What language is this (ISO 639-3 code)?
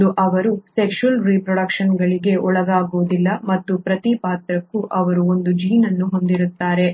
kan